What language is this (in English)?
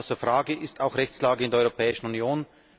German